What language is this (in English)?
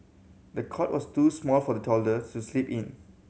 English